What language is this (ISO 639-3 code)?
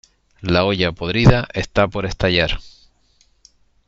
spa